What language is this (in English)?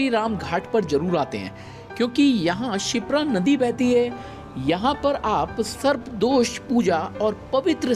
Hindi